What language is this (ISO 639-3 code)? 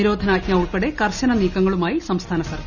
mal